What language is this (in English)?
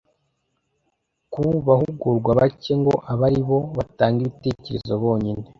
Kinyarwanda